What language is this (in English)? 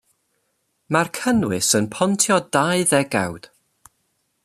Welsh